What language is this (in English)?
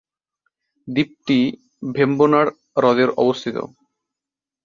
Bangla